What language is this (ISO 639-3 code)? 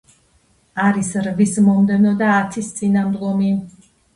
kat